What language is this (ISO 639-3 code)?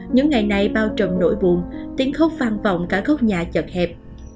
vie